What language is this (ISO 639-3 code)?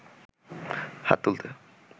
ben